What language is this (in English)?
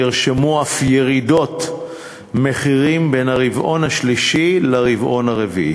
Hebrew